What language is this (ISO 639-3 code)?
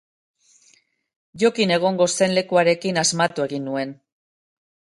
eus